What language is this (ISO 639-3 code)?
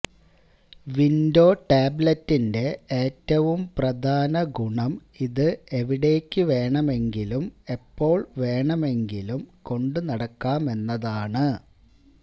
mal